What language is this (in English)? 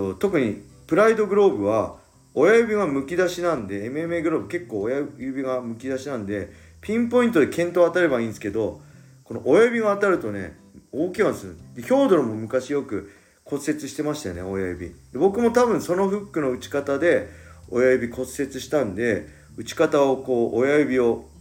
Japanese